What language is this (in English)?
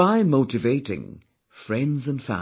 English